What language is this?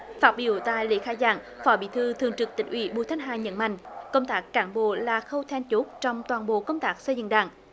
Vietnamese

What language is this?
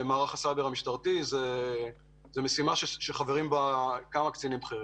Hebrew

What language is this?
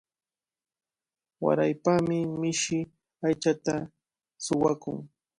Cajatambo North Lima Quechua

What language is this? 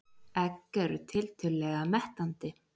Icelandic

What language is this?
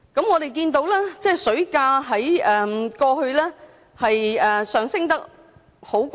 Cantonese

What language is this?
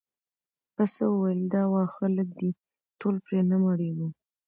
Pashto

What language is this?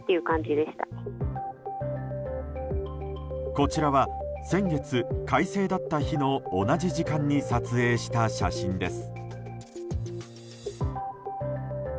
Japanese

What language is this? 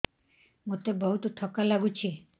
Odia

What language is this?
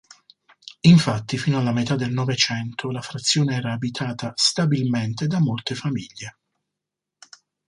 Italian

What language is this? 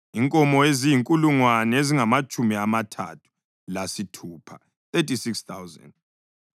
North Ndebele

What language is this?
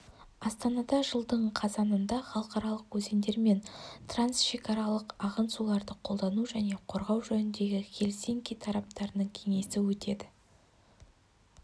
Kazakh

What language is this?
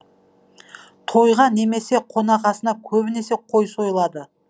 Kazakh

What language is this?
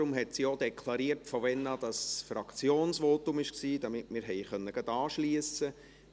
Swiss German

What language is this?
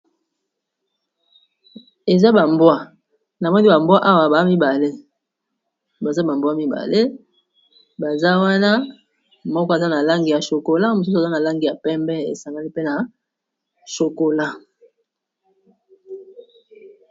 Lingala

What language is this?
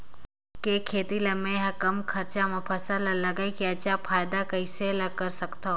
Chhattisgarhi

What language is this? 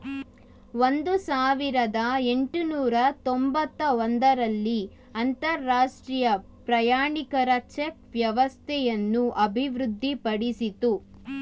Kannada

